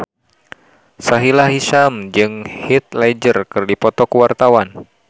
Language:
Sundanese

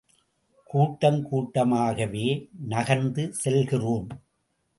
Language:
Tamil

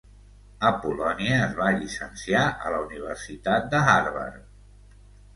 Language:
Catalan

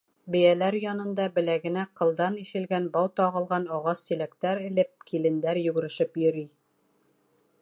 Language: Bashkir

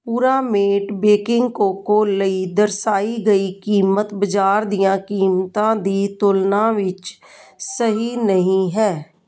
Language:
Punjabi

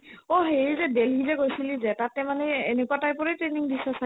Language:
Assamese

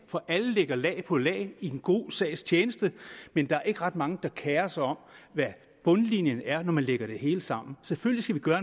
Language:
Danish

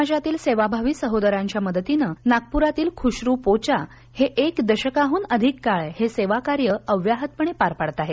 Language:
Marathi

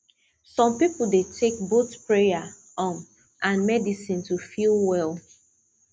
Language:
Nigerian Pidgin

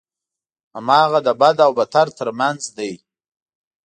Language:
Pashto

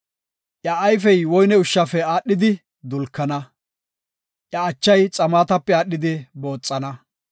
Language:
Gofa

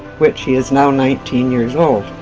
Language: English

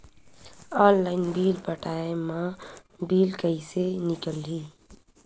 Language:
Chhattisgarhi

